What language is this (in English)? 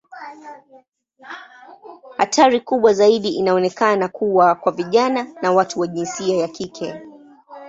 Swahili